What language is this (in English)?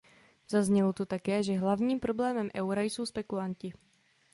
Czech